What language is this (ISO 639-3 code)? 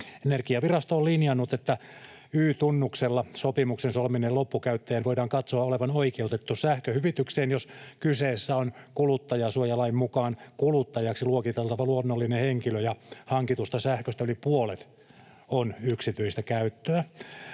fin